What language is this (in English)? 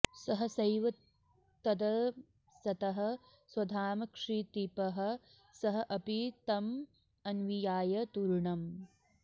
Sanskrit